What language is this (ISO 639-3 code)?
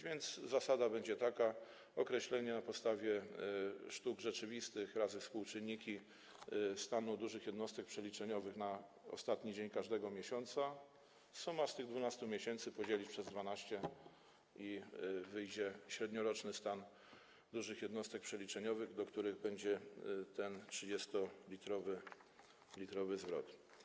pol